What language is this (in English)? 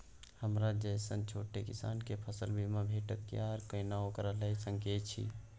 Maithili